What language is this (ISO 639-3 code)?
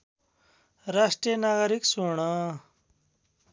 nep